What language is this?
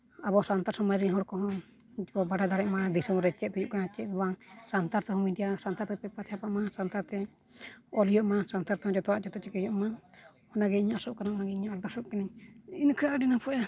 Santali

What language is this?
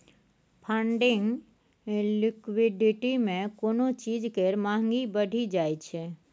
Maithili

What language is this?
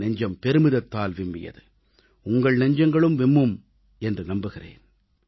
Tamil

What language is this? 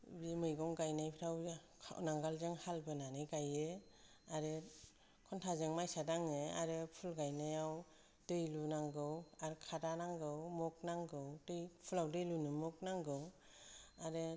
Bodo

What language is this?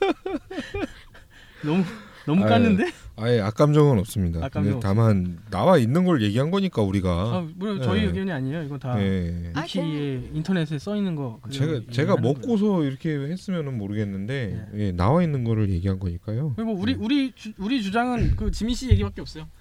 Korean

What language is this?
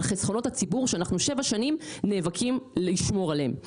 Hebrew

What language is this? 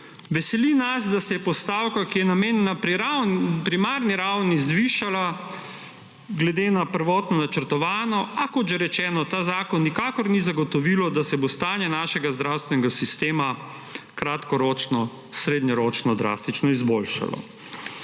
Slovenian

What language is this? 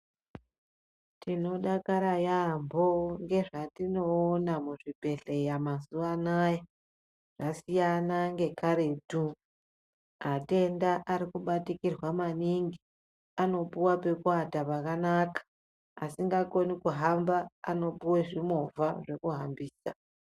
Ndau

